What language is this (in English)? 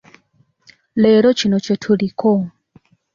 Ganda